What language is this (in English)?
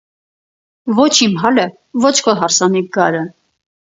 Armenian